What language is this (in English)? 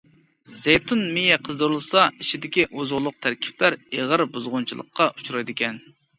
Uyghur